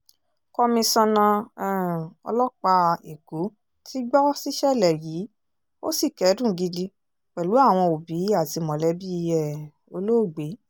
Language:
Yoruba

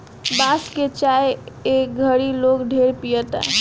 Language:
Bhojpuri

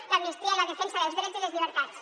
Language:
Catalan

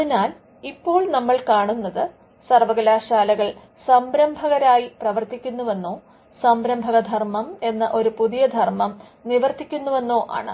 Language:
Malayalam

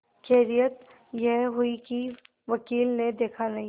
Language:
Hindi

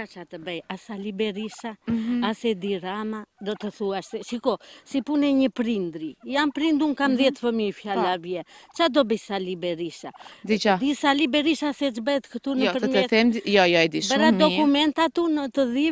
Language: Romanian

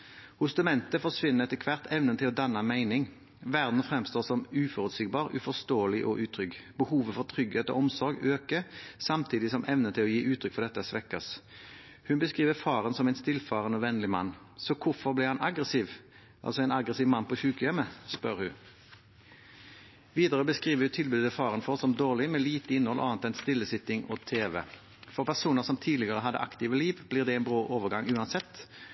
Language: Norwegian Bokmål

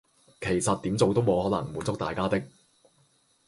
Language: Cantonese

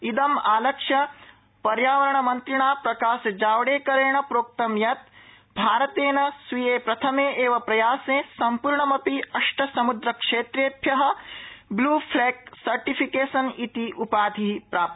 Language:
Sanskrit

